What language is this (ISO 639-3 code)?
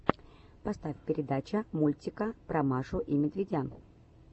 rus